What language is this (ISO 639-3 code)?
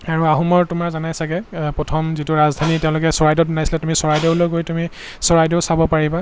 asm